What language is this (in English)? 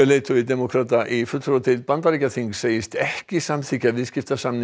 Icelandic